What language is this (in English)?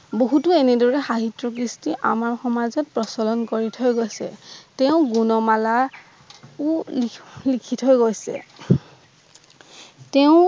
Assamese